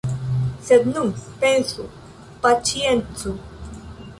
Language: Esperanto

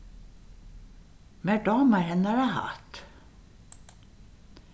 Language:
Faroese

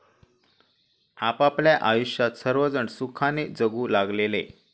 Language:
Marathi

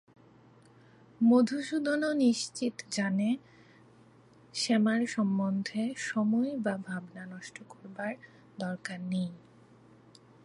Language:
Bangla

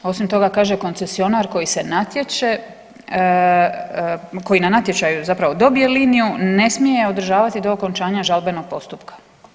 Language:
Croatian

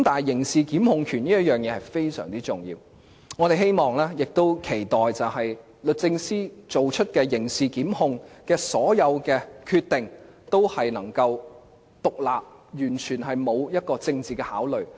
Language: Cantonese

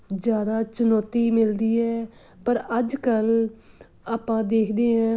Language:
Punjabi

